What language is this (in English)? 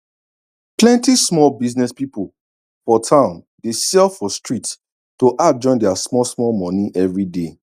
Nigerian Pidgin